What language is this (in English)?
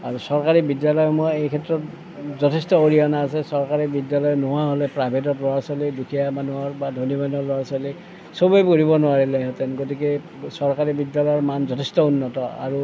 Assamese